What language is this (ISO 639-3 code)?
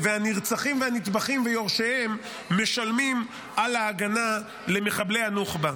heb